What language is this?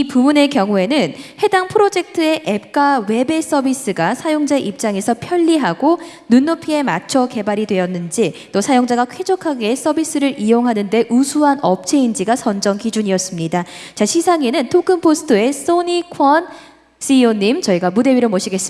Korean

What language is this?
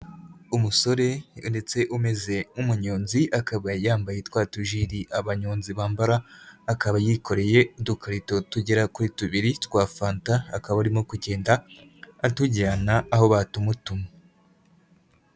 Kinyarwanda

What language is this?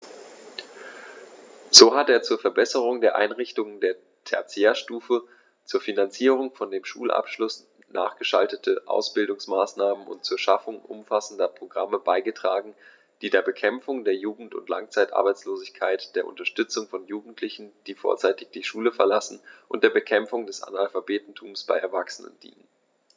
German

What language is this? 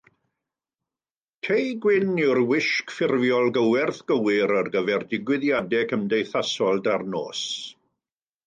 Welsh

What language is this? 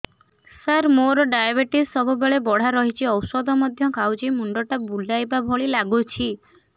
Odia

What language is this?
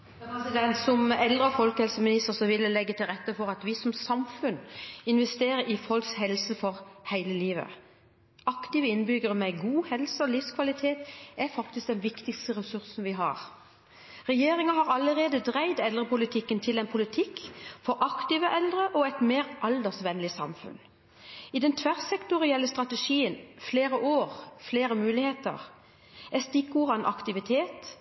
Norwegian Bokmål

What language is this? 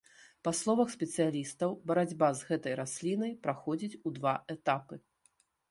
Belarusian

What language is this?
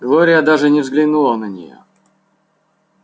Russian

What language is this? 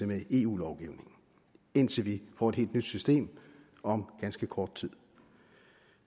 Danish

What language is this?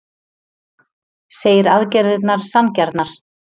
Icelandic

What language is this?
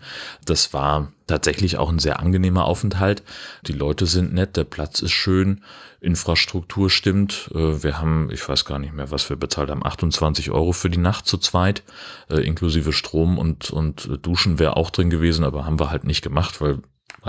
German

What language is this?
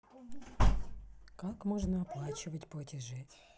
Russian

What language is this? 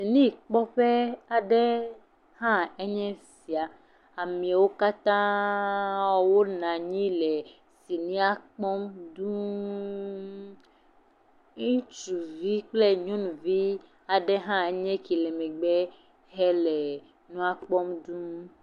Ewe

